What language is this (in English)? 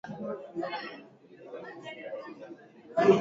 Swahili